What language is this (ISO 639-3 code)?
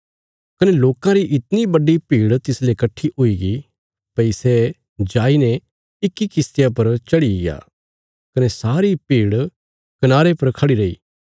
kfs